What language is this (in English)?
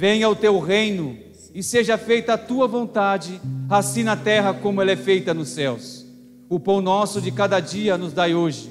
Portuguese